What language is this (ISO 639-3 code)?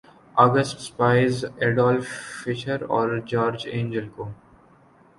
urd